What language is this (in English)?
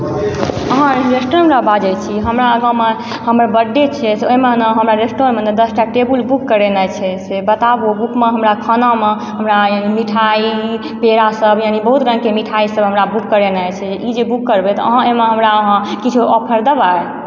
Maithili